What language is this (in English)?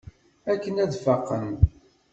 Kabyle